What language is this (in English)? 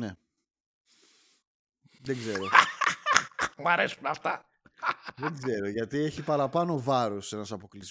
Greek